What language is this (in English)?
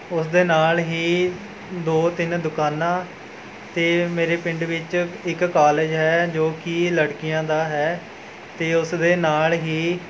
Punjabi